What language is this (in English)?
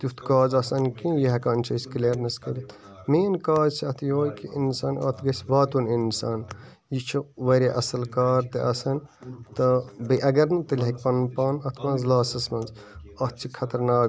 Kashmiri